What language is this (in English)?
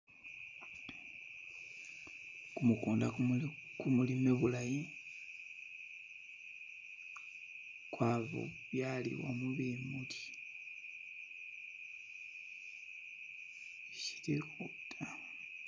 Masaaba